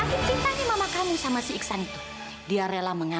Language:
Indonesian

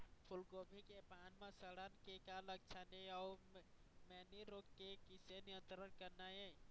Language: Chhattisgarhi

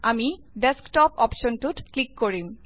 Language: Assamese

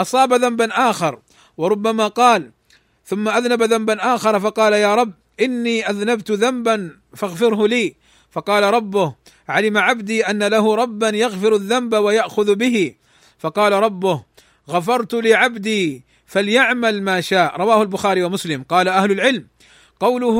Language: Arabic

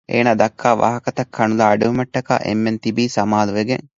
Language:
Divehi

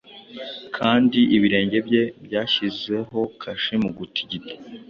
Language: Kinyarwanda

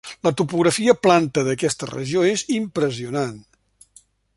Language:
Catalan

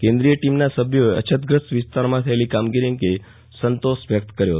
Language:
Gujarati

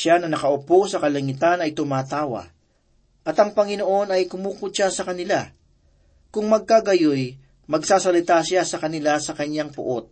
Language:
Filipino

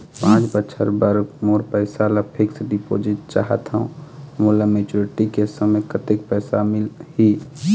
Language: Chhattisgarhi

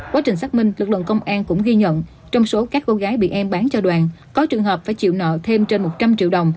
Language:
Vietnamese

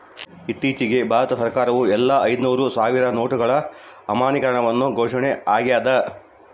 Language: Kannada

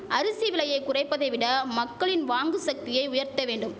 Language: Tamil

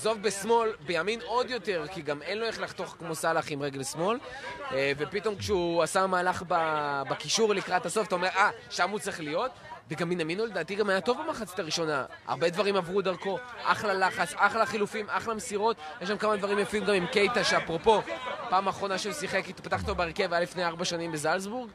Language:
Hebrew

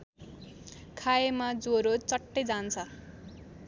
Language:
Nepali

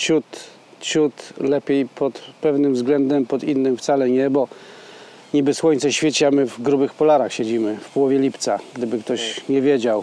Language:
Polish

